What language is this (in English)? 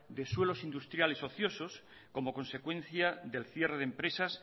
Spanish